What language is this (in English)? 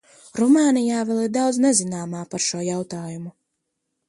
Latvian